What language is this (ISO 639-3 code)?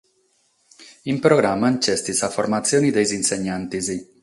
srd